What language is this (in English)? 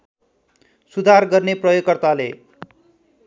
Nepali